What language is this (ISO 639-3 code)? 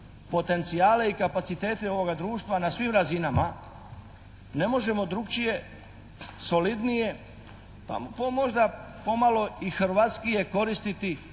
hrv